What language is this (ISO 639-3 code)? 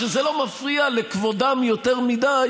heb